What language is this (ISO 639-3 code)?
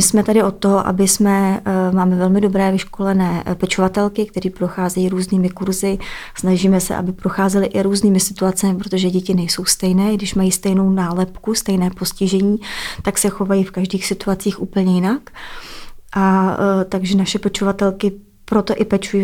ces